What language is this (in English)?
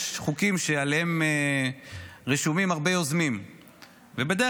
Hebrew